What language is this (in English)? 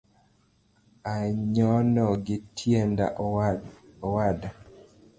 Luo (Kenya and Tanzania)